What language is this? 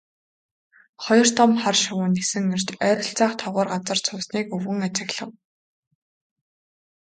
Mongolian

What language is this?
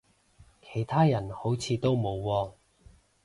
Cantonese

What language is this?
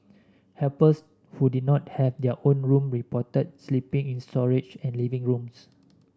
English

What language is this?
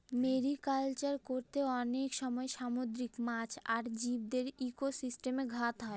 Bangla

